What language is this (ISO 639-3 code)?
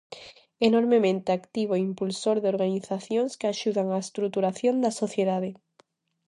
glg